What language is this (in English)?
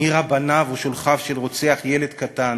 Hebrew